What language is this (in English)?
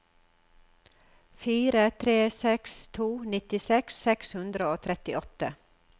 Norwegian